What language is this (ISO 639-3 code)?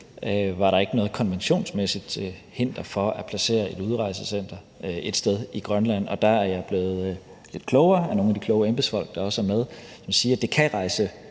dan